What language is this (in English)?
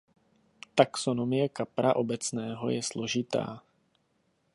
Czech